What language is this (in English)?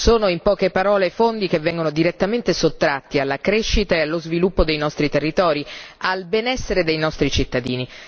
Italian